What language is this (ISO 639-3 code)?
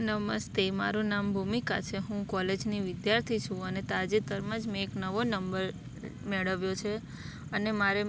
guj